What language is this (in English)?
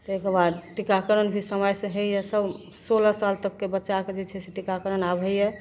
Maithili